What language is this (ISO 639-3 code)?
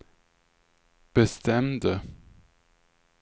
swe